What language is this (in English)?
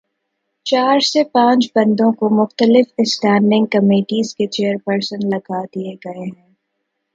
Urdu